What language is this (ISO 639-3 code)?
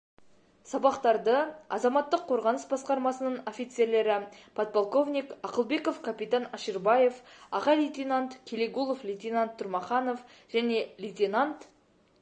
kaz